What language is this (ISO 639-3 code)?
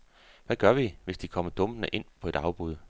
dan